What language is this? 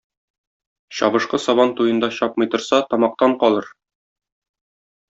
Tatar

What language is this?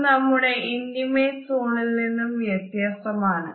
Malayalam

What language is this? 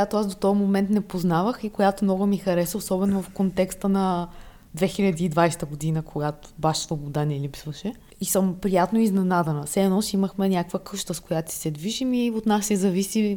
Bulgarian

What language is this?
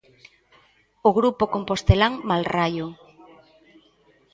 Galician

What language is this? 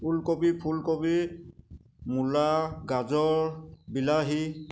Assamese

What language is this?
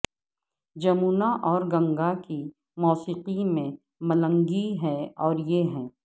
Urdu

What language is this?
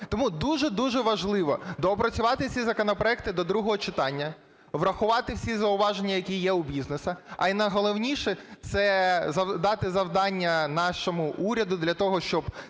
Ukrainian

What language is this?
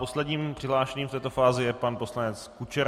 Czech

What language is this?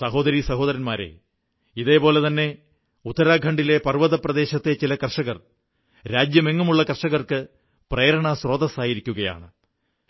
Malayalam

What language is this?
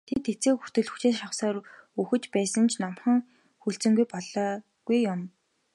Mongolian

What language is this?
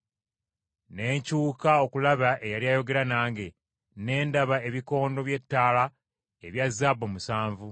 Ganda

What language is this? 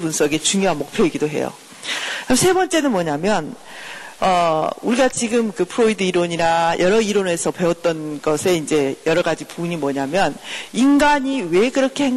Korean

